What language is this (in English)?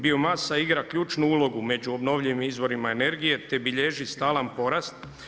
Croatian